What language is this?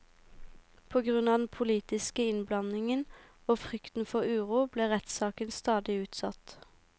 Norwegian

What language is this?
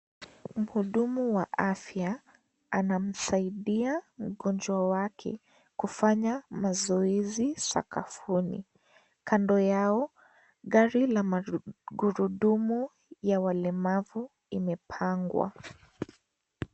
Swahili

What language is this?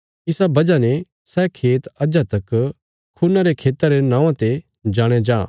Bilaspuri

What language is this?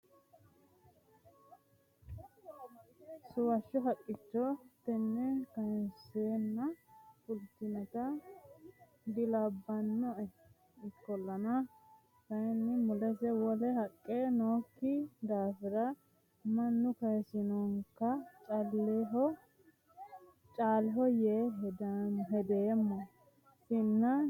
Sidamo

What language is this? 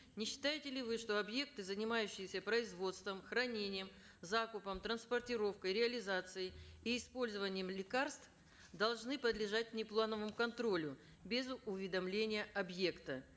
Kazakh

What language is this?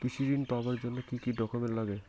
Bangla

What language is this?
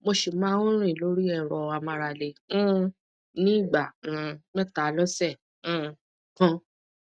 Yoruba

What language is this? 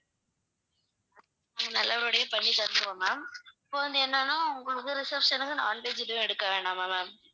Tamil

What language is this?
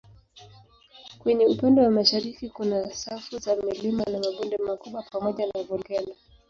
Swahili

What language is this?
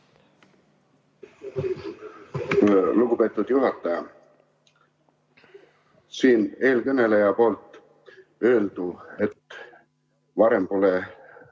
Estonian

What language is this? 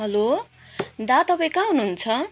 Nepali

